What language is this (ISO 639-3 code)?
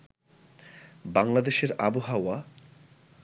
ben